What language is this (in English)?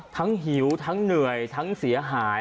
Thai